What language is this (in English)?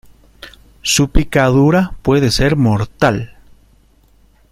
Spanish